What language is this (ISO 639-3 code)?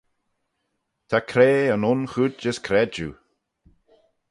glv